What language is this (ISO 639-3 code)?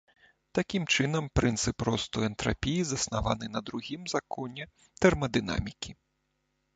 bel